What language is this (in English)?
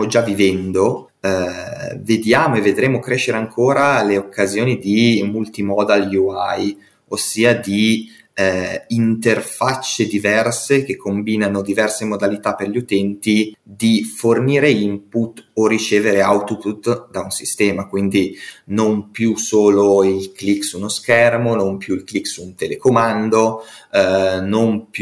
Italian